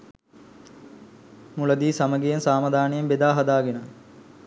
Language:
Sinhala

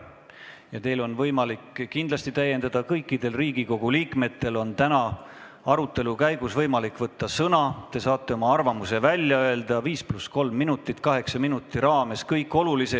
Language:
Estonian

